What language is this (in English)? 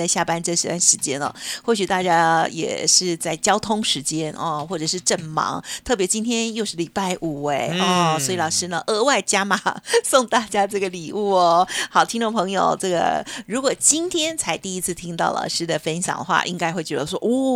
Chinese